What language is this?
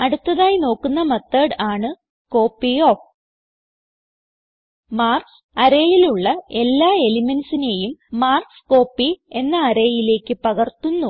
Malayalam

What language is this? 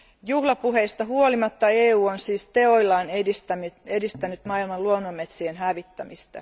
Finnish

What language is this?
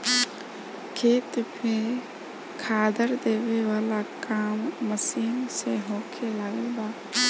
Bhojpuri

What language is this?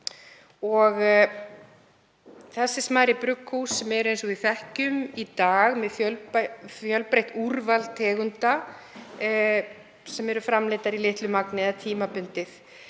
Icelandic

